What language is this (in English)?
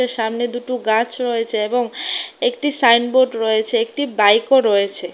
Bangla